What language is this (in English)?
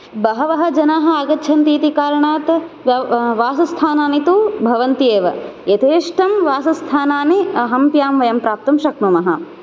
Sanskrit